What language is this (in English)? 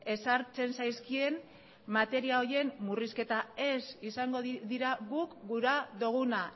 Basque